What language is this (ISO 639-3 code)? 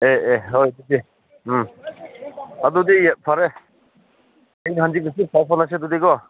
mni